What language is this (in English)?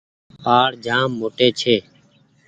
Goaria